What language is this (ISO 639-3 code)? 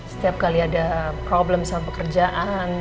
ind